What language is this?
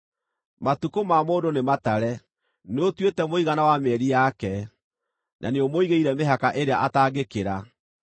Kikuyu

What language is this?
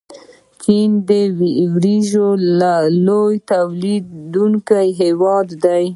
Pashto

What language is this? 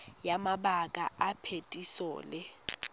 Tswana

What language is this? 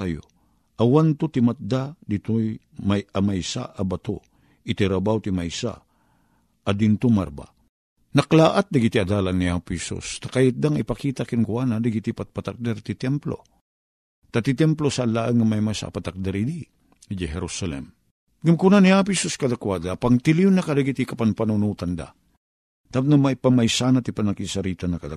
Filipino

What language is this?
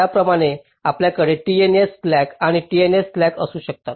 Marathi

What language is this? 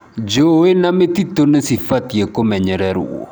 Kikuyu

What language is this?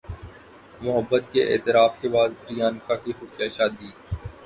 Urdu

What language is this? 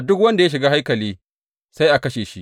Hausa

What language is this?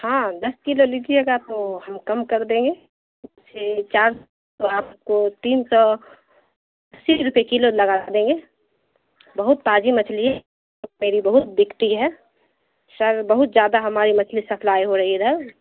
Urdu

